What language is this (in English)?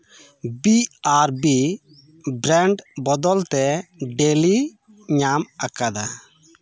Santali